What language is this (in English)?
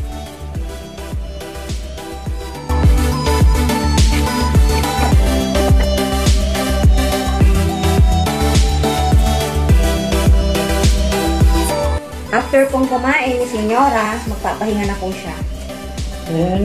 Filipino